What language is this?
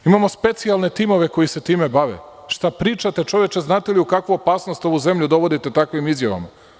Serbian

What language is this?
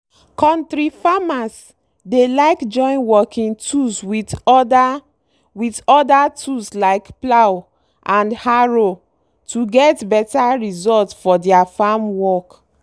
Nigerian Pidgin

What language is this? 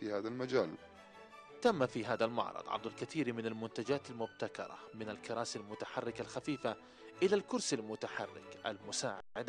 Arabic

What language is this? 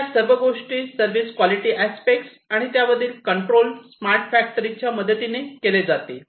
Marathi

